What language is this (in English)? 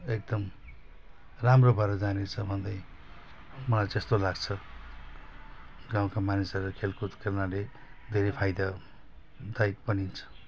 Nepali